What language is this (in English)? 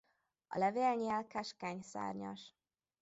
Hungarian